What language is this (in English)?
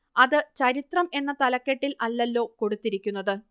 Malayalam